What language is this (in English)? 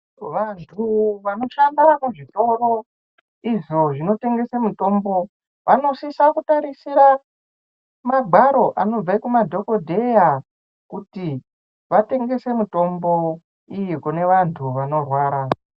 Ndau